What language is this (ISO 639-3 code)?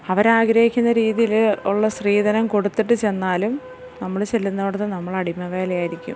mal